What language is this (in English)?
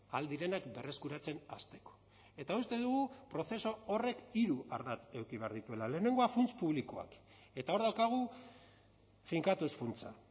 Basque